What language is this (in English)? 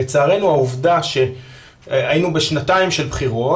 Hebrew